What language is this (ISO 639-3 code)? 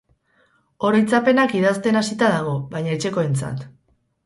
eus